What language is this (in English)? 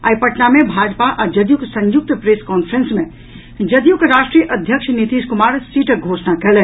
Maithili